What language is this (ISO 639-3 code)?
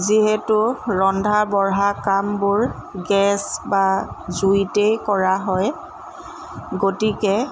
asm